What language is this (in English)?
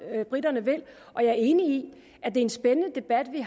Danish